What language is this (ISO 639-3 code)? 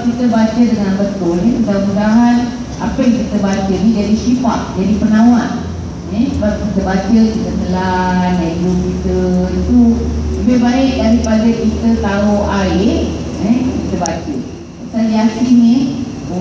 msa